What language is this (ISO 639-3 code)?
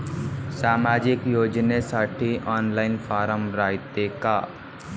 mar